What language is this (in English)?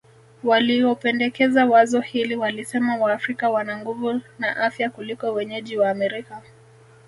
Swahili